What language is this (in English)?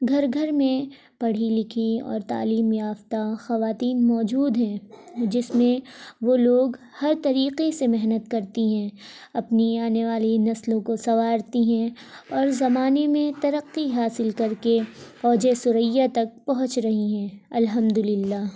Urdu